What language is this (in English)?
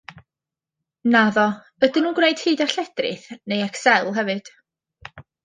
Welsh